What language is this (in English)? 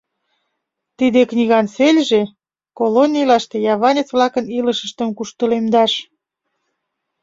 Mari